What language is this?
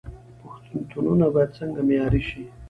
Pashto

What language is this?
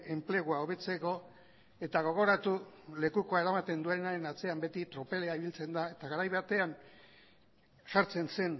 Basque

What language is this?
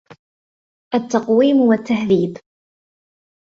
Arabic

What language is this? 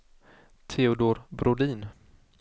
Swedish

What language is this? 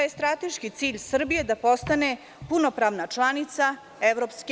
Serbian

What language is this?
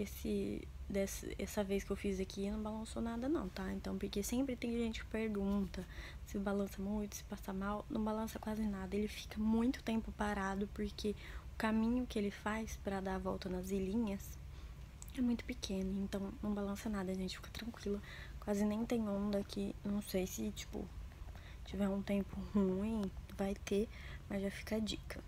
Portuguese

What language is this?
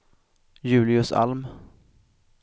Swedish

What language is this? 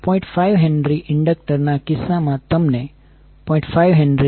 Gujarati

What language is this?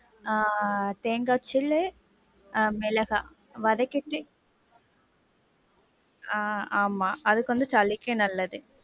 Tamil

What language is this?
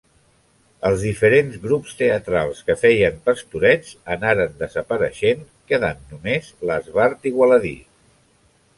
Catalan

